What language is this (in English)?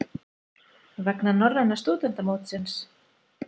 Icelandic